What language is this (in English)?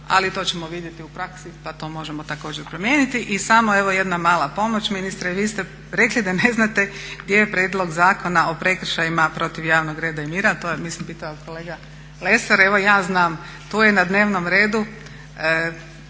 Croatian